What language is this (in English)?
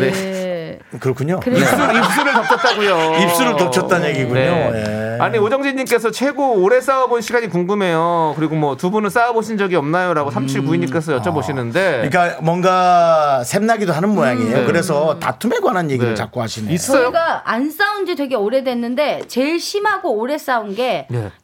Korean